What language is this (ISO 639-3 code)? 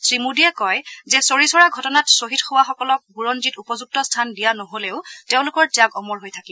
asm